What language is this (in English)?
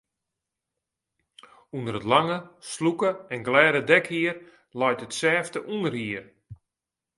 Western Frisian